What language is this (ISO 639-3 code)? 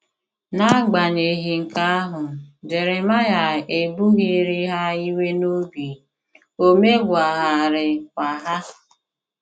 ibo